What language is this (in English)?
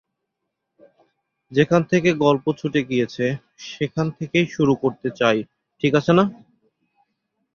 Bangla